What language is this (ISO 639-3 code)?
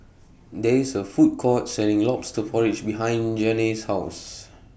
eng